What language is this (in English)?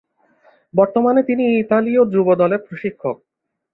Bangla